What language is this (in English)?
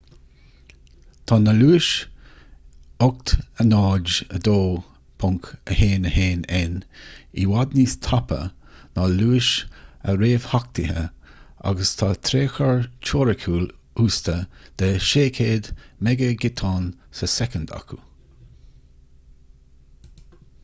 Irish